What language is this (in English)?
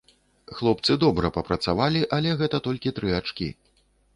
Belarusian